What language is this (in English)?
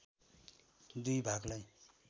Nepali